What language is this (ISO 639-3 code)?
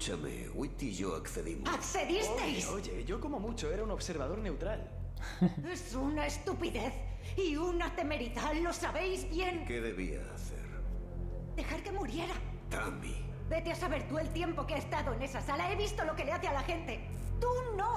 spa